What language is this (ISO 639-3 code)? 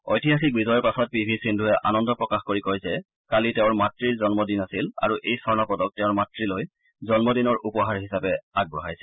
asm